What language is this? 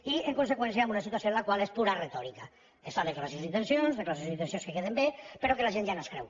Catalan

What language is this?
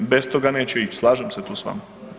Croatian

